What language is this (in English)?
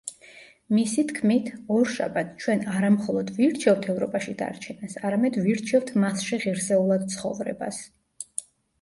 Georgian